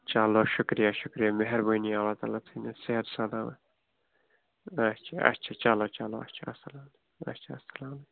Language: Kashmiri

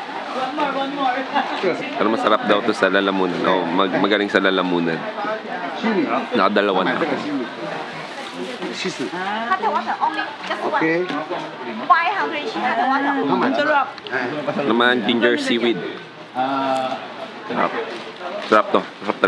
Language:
Filipino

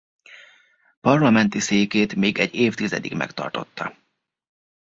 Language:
Hungarian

